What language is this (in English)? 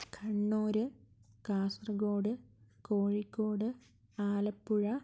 Malayalam